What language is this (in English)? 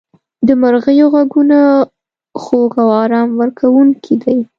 Pashto